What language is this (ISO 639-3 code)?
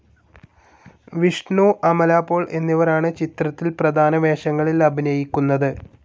mal